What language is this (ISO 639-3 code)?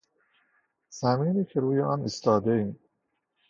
fas